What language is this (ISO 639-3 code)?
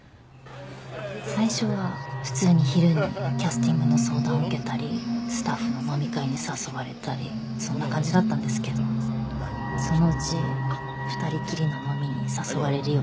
jpn